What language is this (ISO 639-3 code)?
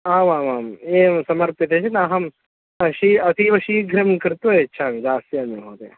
san